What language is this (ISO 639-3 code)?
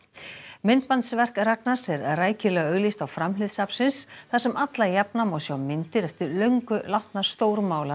isl